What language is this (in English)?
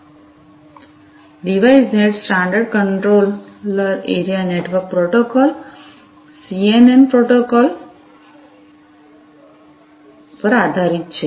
Gujarati